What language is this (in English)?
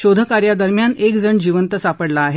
Marathi